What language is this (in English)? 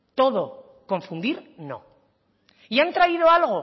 Spanish